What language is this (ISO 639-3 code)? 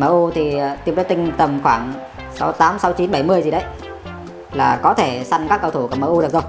vie